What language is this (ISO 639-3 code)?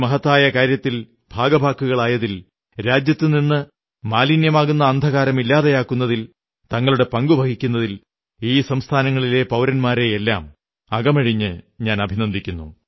mal